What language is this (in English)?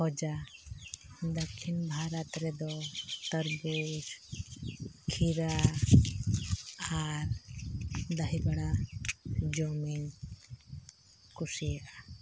Santali